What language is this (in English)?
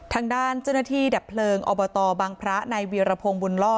Thai